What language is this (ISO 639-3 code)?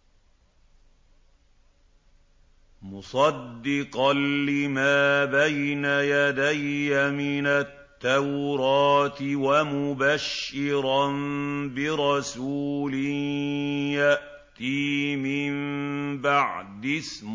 ara